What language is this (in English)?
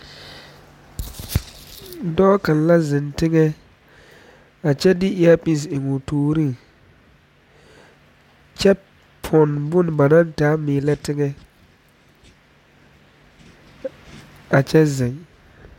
Southern Dagaare